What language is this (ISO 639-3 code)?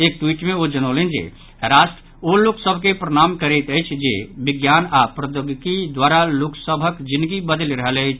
mai